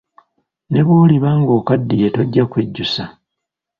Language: Ganda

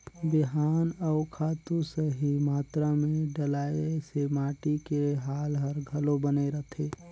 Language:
Chhattisgarhi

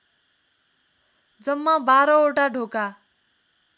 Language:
Nepali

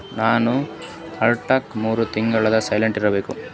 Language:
Kannada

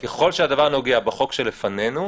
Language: Hebrew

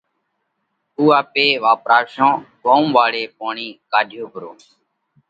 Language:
Parkari Koli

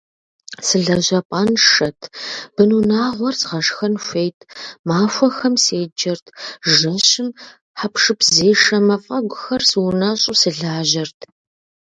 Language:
Kabardian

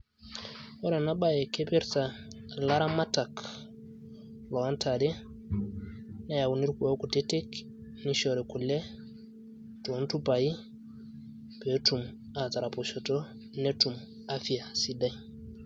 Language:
Masai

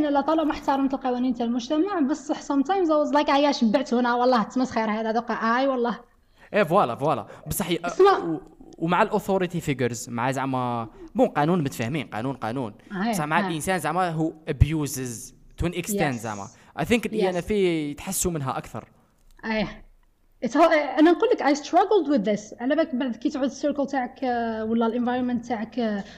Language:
Arabic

